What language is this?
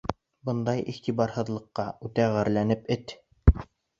Bashkir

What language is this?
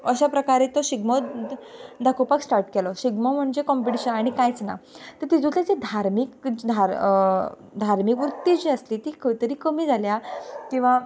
Konkani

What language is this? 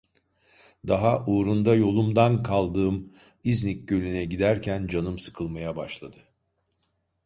Turkish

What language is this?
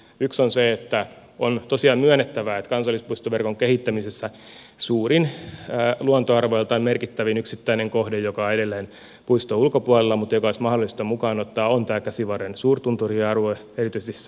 Finnish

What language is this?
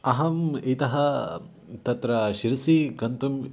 Sanskrit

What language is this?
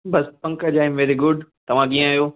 Sindhi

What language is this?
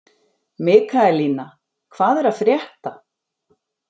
Icelandic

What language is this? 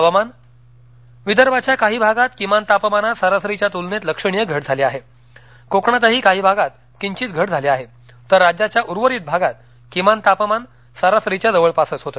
Marathi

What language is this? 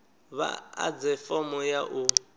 Venda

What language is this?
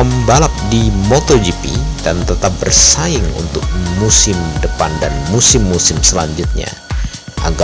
Indonesian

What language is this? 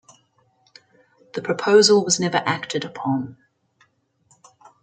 English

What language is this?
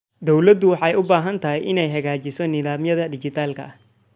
Somali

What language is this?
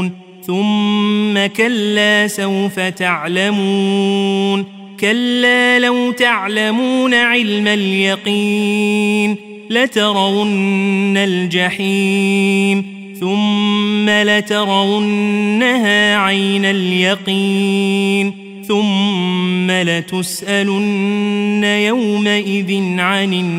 Arabic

